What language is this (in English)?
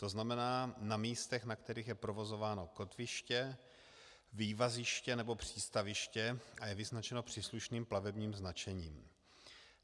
Czech